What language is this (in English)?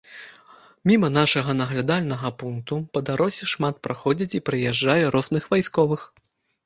Belarusian